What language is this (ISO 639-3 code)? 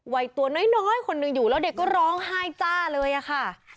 tha